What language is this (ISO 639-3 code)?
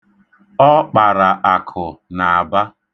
ibo